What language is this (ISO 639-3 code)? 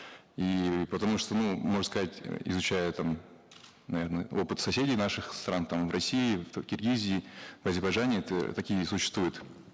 kaz